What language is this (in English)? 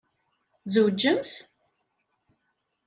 Kabyle